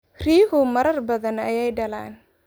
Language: Somali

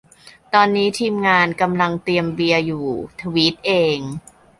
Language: Thai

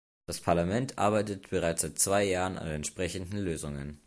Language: German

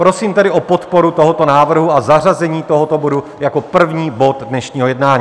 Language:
Czech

